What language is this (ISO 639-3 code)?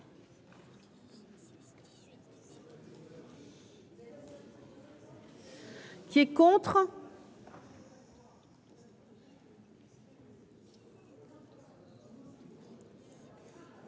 fra